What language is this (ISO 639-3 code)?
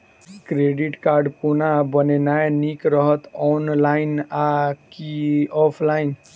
mai